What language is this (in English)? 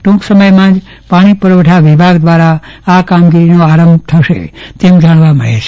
Gujarati